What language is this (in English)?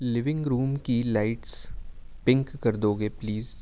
Urdu